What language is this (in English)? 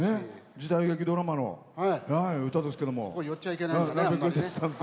Japanese